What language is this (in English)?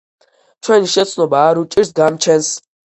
Georgian